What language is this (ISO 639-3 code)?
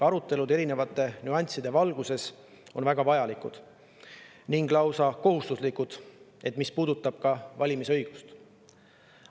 est